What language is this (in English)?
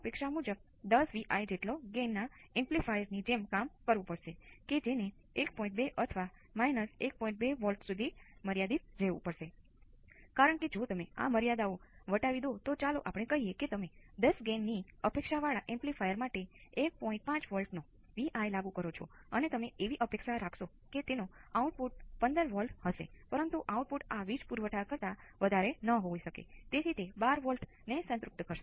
Gujarati